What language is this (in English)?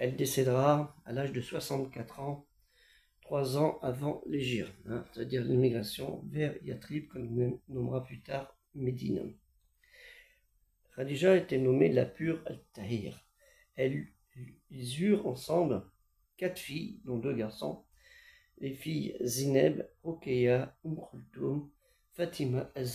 French